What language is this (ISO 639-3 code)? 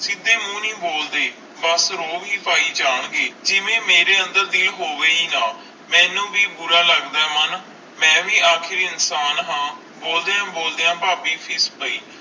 pan